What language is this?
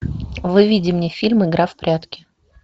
Russian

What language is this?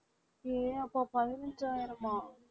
Tamil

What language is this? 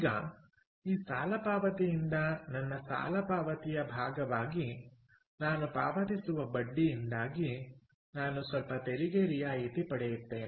Kannada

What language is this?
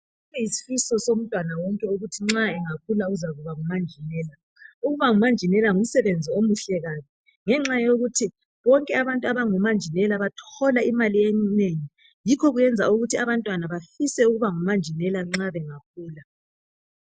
North Ndebele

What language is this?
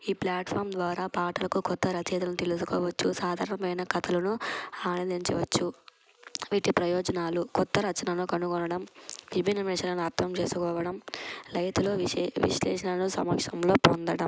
Telugu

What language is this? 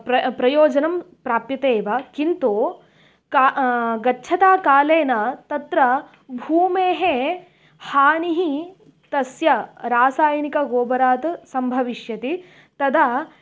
Sanskrit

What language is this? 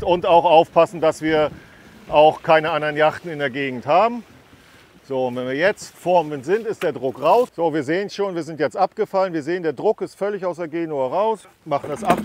German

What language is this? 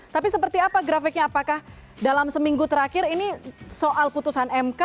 Indonesian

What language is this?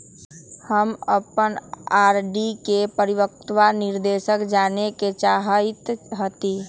Magahi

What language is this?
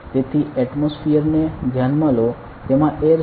Gujarati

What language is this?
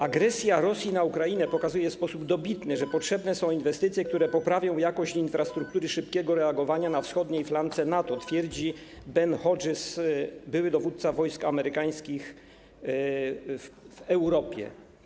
Polish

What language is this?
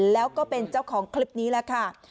Thai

